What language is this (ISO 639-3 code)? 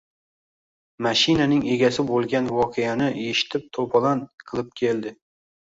uzb